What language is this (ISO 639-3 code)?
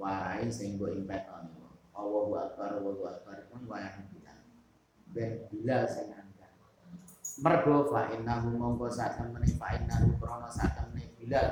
ind